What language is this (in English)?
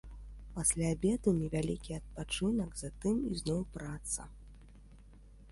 Belarusian